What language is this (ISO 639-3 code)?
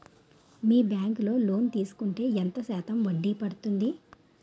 tel